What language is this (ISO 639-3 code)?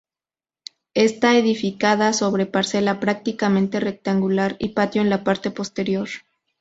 spa